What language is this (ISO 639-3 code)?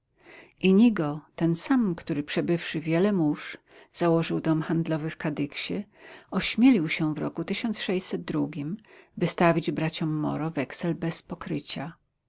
pol